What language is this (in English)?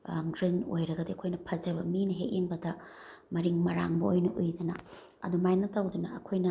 Manipuri